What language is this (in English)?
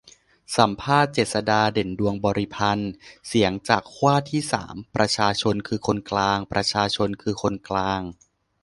Thai